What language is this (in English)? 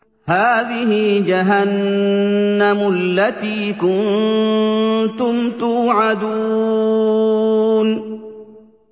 Arabic